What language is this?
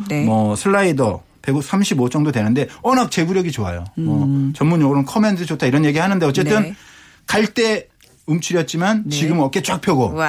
Korean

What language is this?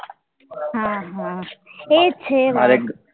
Gujarati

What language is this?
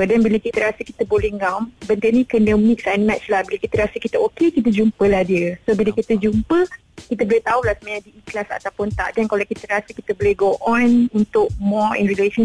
Malay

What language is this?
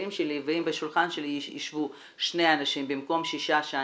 Hebrew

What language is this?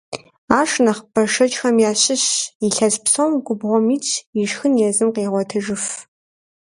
Kabardian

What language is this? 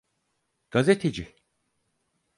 Turkish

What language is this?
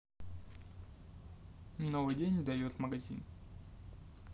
Russian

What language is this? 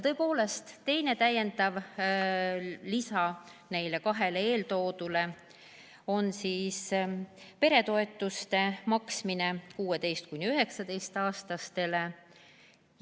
Estonian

